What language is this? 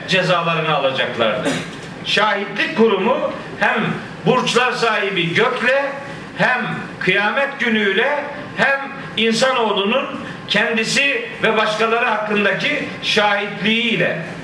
Turkish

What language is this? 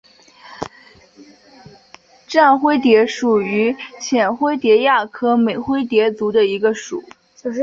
Chinese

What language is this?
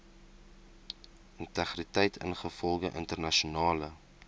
Afrikaans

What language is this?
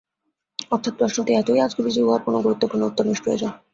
Bangla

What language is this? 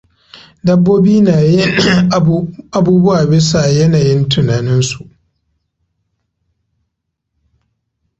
Hausa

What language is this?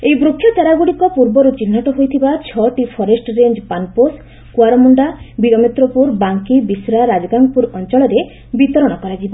Odia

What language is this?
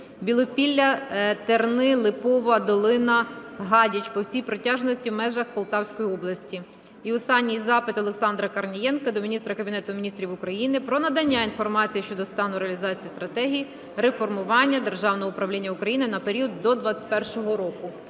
Ukrainian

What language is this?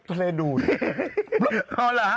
Thai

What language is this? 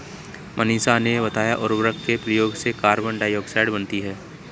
Hindi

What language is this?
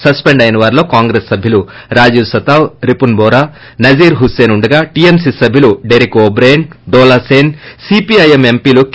Telugu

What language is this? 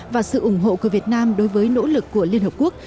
Vietnamese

